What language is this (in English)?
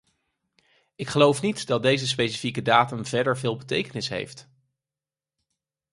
Dutch